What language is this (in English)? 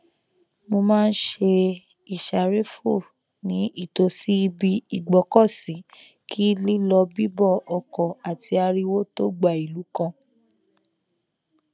Yoruba